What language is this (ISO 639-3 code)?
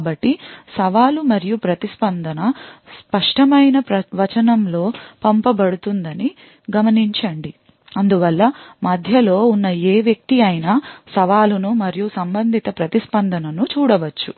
tel